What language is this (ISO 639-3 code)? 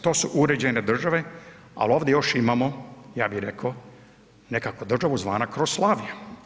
hrv